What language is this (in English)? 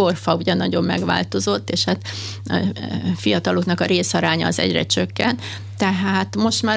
Hungarian